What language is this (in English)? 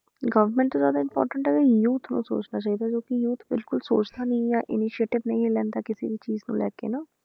Punjabi